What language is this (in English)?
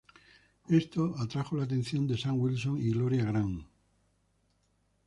Spanish